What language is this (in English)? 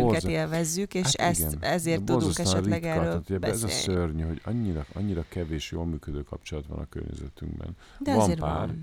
Hungarian